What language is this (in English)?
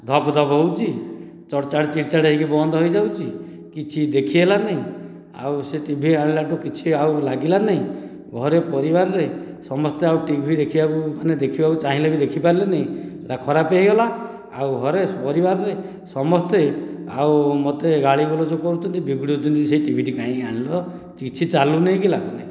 Odia